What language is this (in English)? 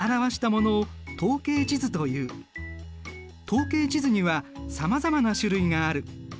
Japanese